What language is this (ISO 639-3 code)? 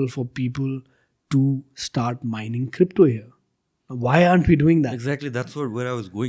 eng